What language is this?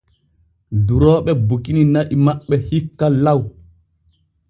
Borgu Fulfulde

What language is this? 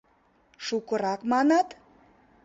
Mari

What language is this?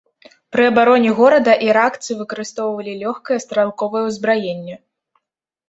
Belarusian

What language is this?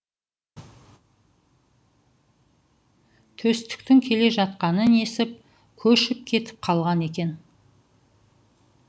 Kazakh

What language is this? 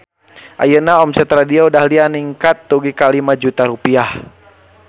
Sundanese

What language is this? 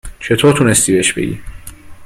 Persian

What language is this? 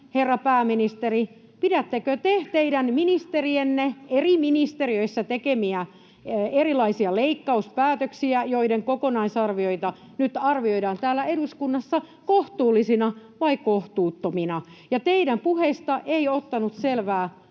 Finnish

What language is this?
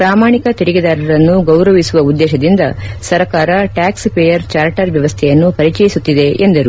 Kannada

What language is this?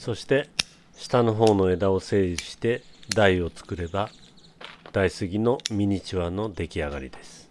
Japanese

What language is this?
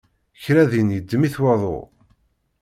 Kabyle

